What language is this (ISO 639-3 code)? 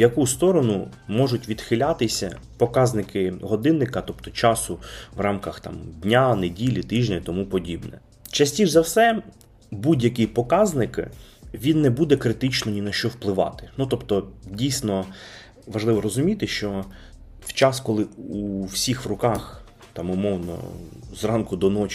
ukr